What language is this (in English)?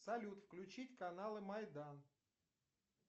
Russian